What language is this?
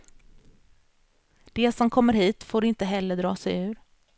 Swedish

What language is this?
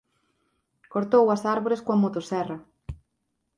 Galician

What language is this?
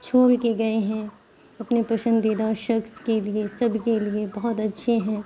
Urdu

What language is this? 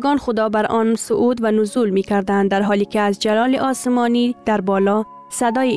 Persian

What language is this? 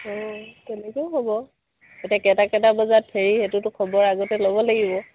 Assamese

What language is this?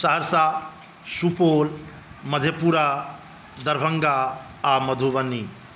Maithili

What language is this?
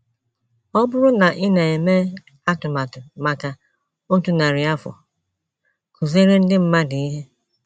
Igbo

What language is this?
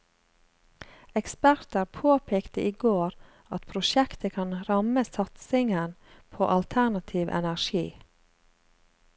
Norwegian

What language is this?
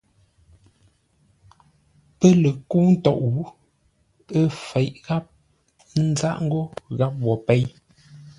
Ngombale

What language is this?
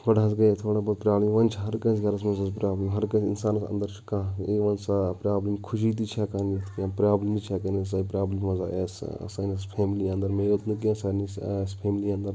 Kashmiri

